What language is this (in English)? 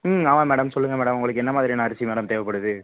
Tamil